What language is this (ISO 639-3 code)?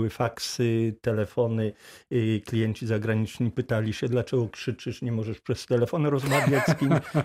pol